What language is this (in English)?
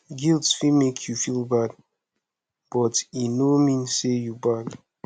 Nigerian Pidgin